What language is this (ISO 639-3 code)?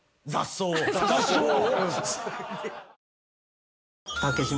jpn